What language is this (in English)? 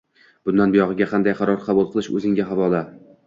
Uzbek